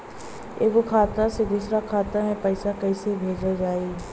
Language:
Bhojpuri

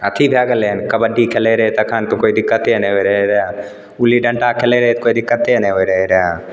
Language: Maithili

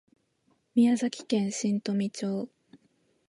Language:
Japanese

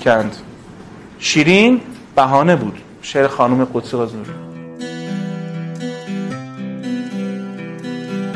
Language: Persian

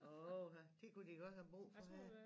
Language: Danish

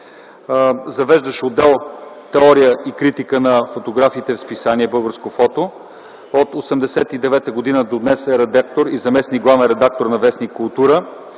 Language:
Bulgarian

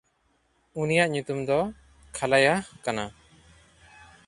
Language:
Santali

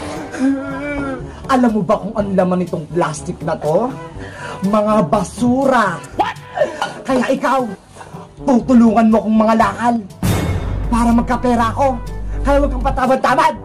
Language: Filipino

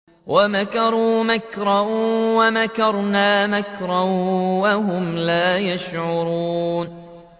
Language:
Arabic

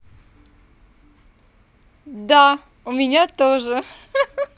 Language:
Russian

